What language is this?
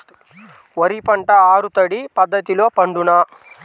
Telugu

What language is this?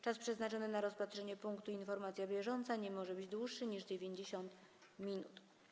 Polish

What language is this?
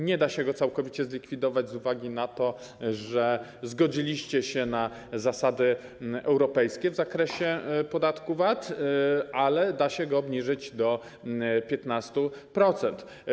Polish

